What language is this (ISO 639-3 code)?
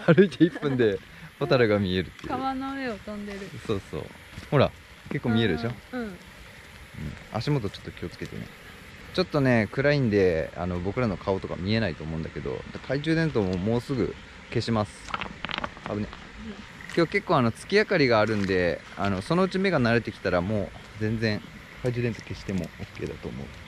jpn